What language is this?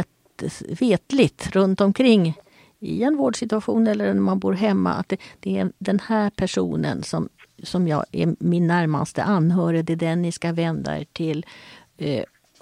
Swedish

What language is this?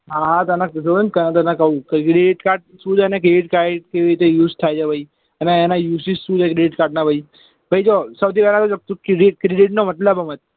Gujarati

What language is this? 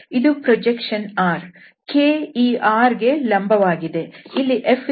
Kannada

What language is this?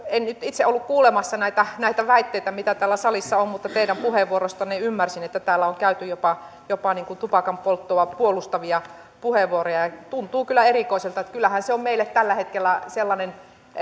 Finnish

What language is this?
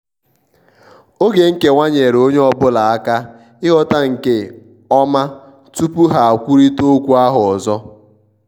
Igbo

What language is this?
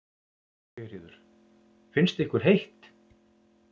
Icelandic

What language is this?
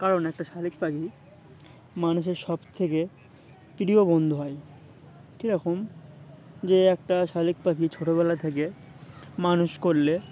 Bangla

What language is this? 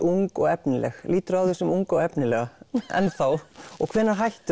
Icelandic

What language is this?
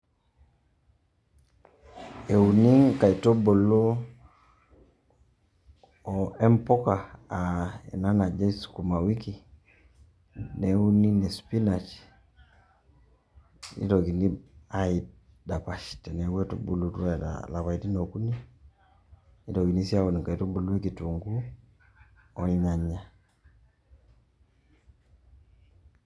Masai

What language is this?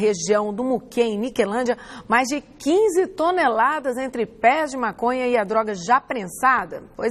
Portuguese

